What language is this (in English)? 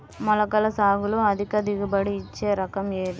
Telugu